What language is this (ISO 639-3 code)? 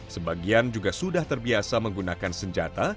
ind